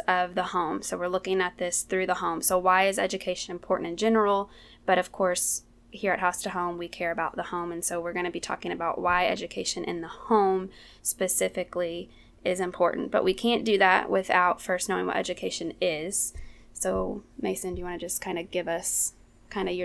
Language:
English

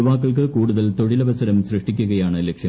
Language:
Malayalam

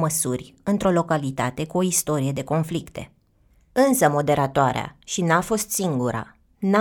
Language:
Romanian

